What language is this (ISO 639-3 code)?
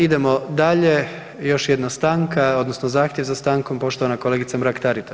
hrv